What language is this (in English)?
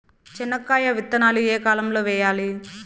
Telugu